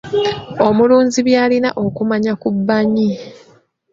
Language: Ganda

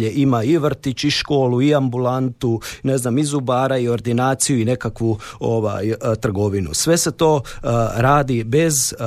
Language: Croatian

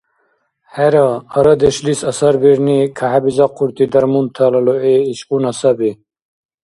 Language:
Dargwa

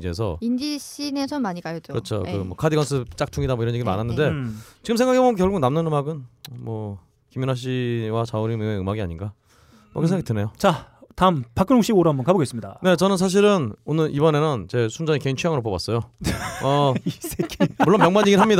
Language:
Korean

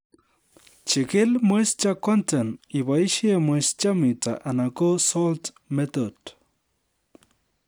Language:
Kalenjin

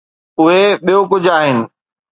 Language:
Sindhi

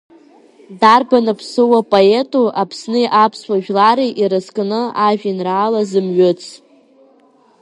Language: Abkhazian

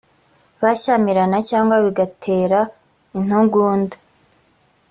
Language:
Kinyarwanda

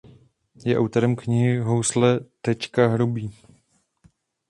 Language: Czech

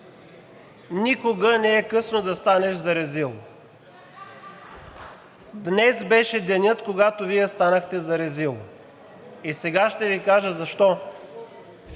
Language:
Bulgarian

